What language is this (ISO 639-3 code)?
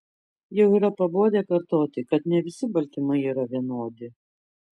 lit